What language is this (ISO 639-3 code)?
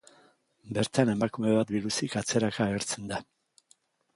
eus